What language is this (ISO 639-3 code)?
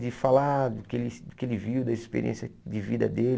por